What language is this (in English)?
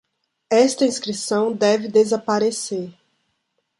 Portuguese